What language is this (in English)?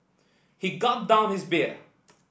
English